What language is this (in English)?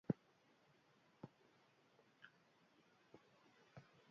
Basque